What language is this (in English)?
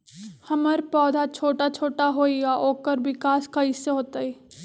Magahi